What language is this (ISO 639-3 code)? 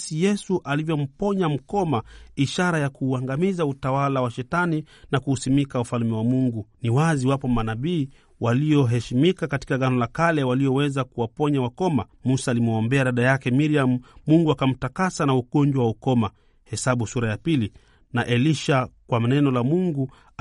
swa